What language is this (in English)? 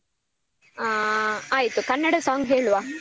Kannada